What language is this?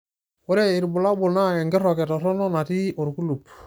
Masai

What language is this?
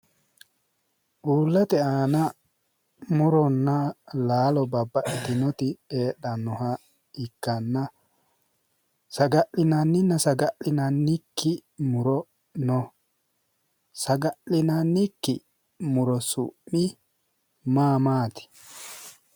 Sidamo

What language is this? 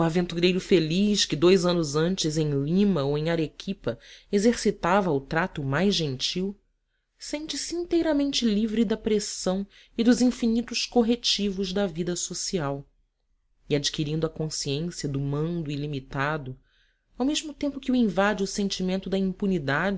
Portuguese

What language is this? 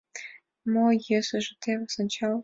Mari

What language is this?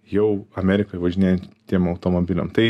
Lithuanian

